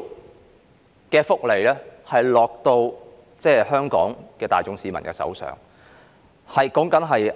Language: Cantonese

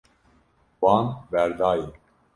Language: Kurdish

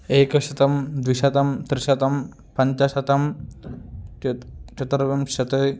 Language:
Sanskrit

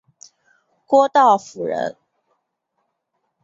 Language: Chinese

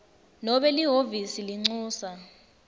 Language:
Swati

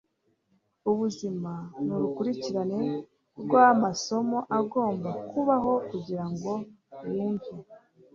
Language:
Kinyarwanda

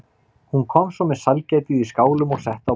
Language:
Icelandic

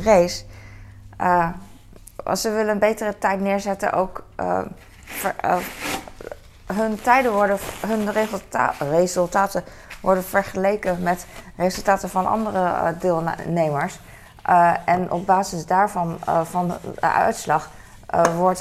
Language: Dutch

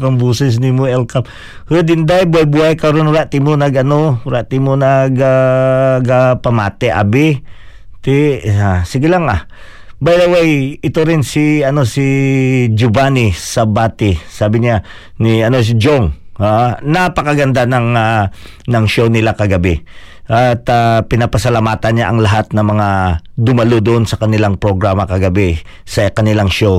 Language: Filipino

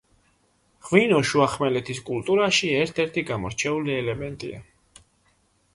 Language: Georgian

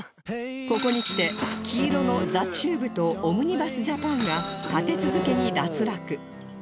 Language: Japanese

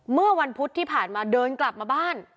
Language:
Thai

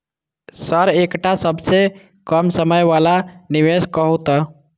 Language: Maithili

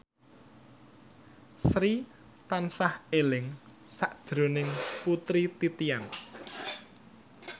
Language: Javanese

